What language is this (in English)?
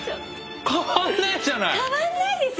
Japanese